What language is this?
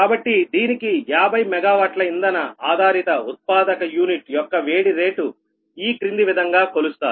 Telugu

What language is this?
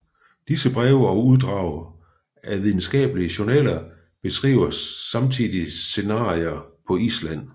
Danish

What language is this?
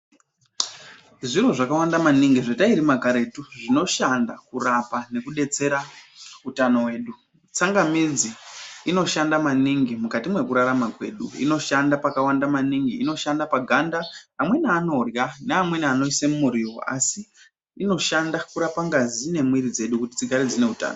Ndau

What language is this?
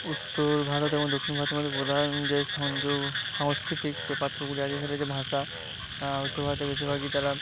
Bangla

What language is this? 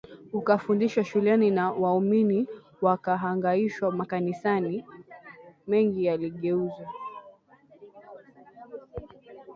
Swahili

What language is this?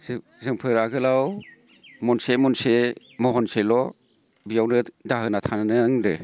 Bodo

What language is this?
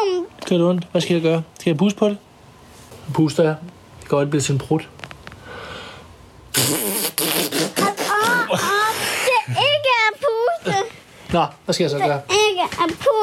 Danish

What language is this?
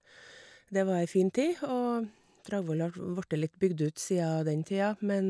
Norwegian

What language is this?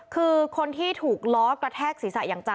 Thai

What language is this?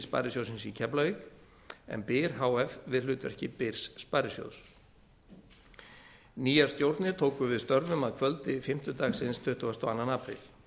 Icelandic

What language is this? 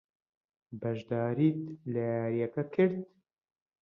Central Kurdish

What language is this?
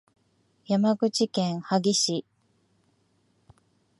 Japanese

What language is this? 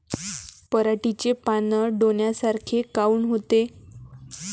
Marathi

